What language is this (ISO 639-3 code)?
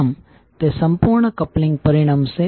guj